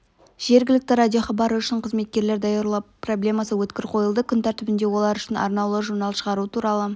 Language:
Kazakh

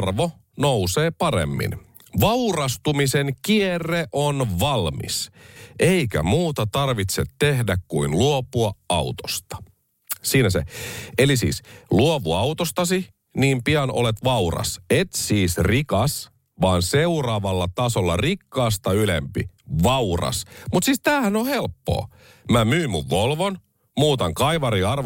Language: Finnish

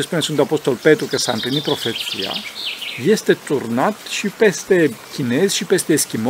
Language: Romanian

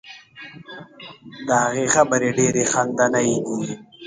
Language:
Pashto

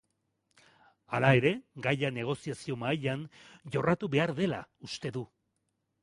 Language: Basque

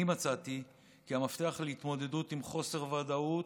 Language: Hebrew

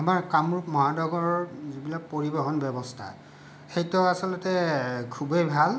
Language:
Assamese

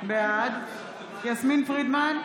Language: Hebrew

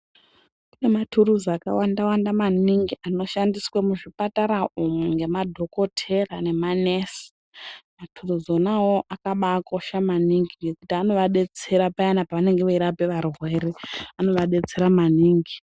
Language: Ndau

